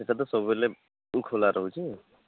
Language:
Odia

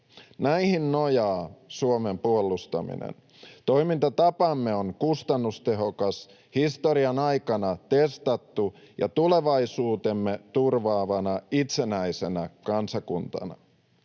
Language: Finnish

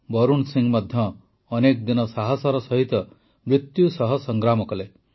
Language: Odia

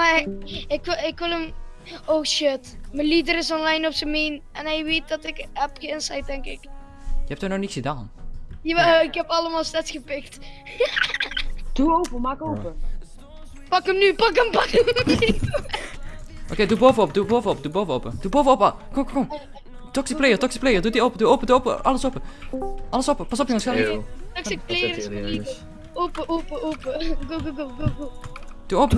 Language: Dutch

